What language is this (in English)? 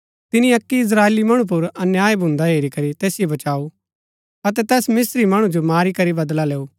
Gaddi